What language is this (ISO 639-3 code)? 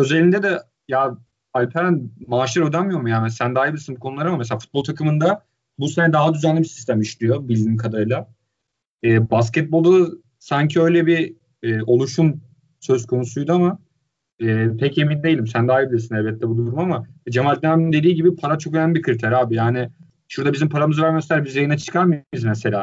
tur